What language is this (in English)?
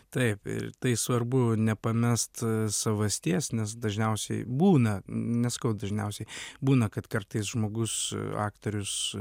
Lithuanian